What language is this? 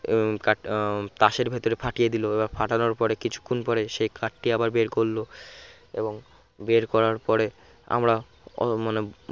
Bangla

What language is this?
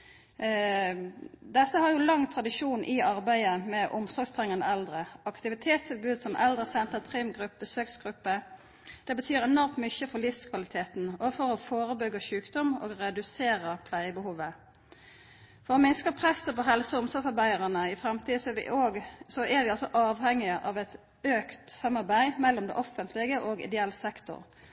Norwegian Nynorsk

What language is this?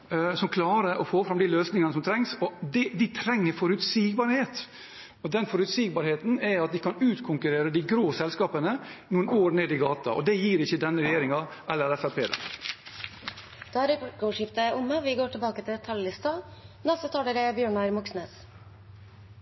Norwegian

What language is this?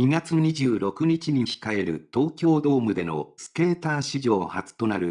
Japanese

